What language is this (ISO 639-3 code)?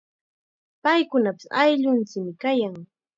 qxa